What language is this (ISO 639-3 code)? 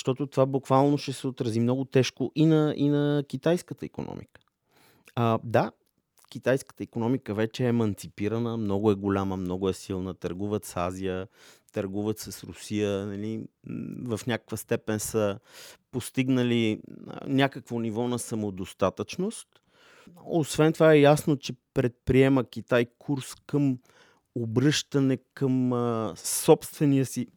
bul